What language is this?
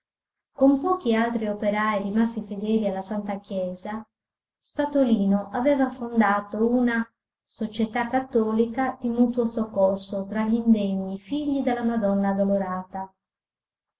Italian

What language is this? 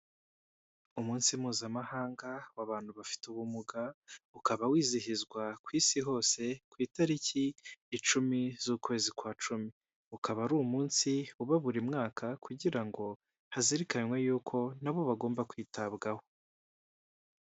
Kinyarwanda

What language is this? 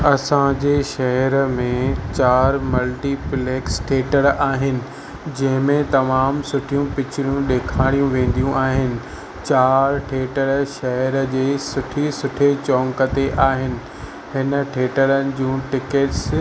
Sindhi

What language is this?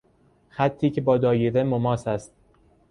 Persian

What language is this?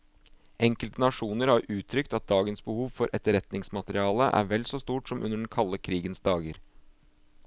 Norwegian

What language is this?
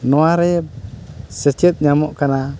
Santali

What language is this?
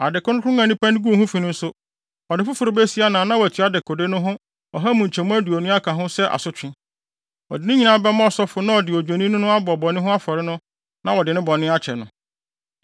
Akan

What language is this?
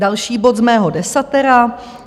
Czech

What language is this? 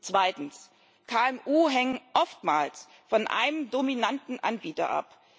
German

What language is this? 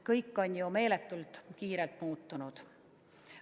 Estonian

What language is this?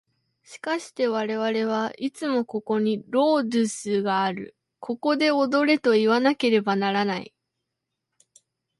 Japanese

